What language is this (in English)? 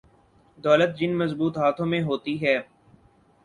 Urdu